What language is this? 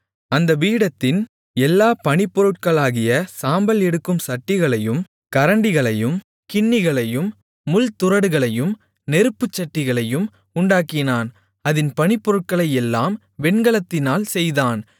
Tamil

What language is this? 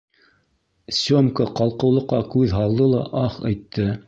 Bashkir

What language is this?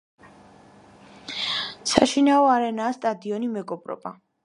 Georgian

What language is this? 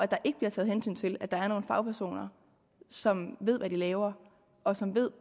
Danish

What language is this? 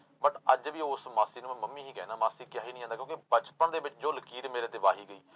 Punjabi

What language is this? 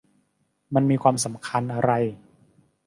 Thai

